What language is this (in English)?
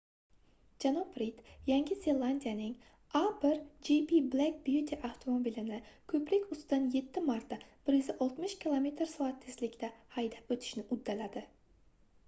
Uzbek